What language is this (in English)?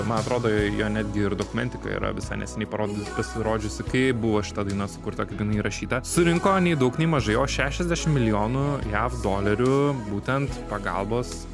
Lithuanian